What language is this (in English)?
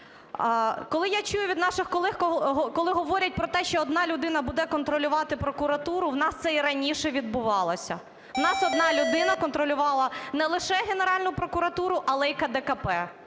Ukrainian